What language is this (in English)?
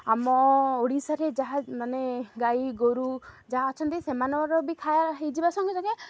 Odia